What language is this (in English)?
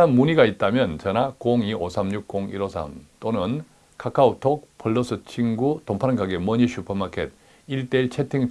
Korean